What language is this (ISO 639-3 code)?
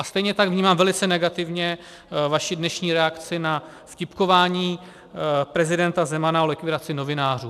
ces